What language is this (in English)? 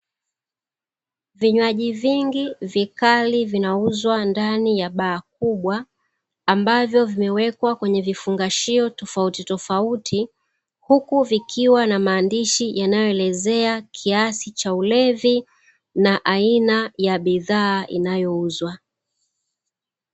Swahili